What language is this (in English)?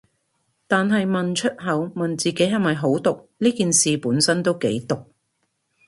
Cantonese